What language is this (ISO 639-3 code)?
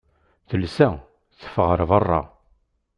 kab